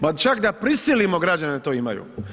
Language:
Croatian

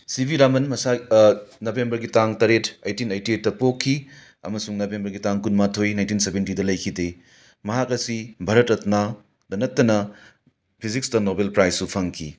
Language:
Manipuri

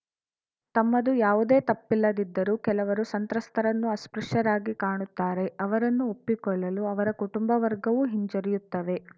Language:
Kannada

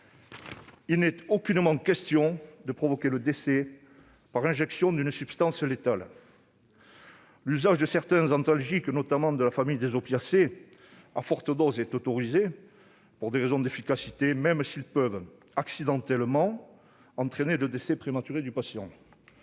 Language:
French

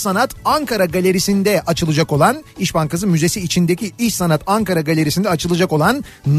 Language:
Turkish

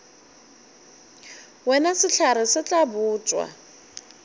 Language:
Northern Sotho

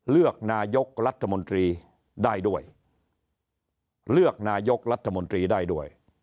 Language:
Thai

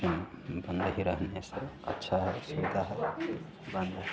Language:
Hindi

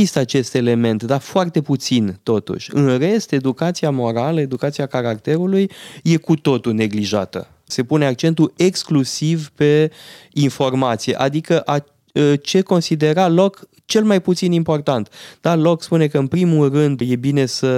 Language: Romanian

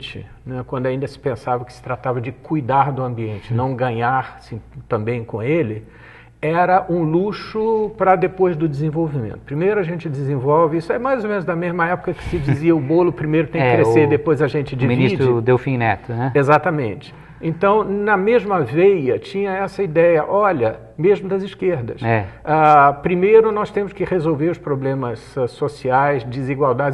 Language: Portuguese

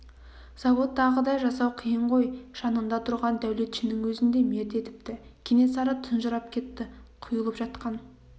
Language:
Kazakh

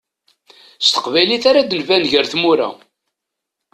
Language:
Kabyle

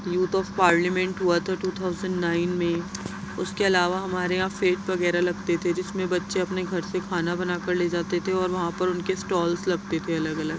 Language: Urdu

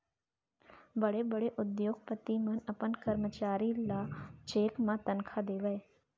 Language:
Chhattisgarhi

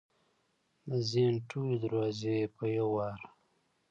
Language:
Pashto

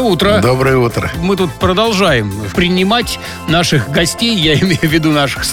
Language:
Russian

